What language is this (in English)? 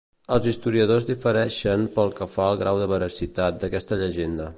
Catalan